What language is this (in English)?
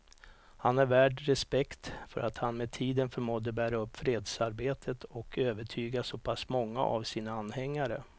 Swedish